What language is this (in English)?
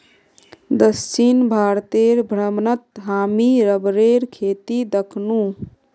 Magahi